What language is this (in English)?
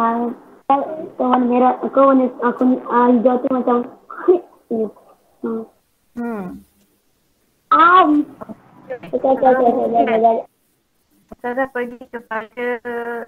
Malay